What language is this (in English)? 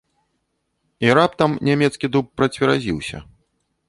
Belarusian